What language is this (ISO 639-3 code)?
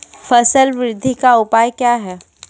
mai